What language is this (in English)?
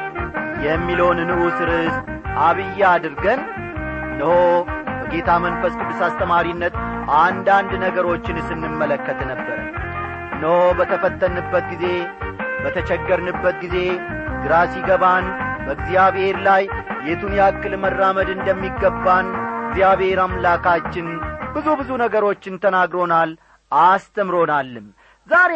Amharic